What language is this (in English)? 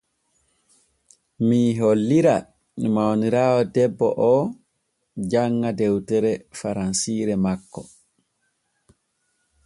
Borgu Fulfulde